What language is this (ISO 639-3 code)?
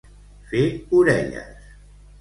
cat